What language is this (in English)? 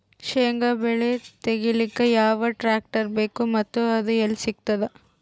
Kannada